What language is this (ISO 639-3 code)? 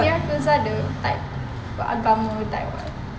eng